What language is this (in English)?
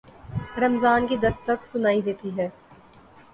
Urdu